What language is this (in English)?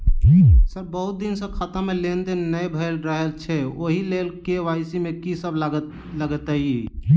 Maithili